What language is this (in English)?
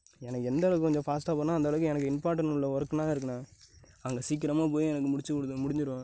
Tamil